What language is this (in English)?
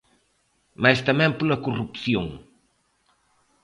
Galician